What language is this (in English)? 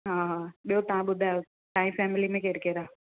Sindhi